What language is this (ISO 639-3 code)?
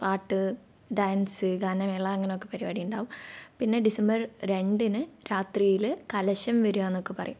mal